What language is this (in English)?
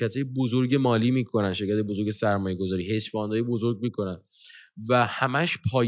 Persian